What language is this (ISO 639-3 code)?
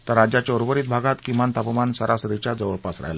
mar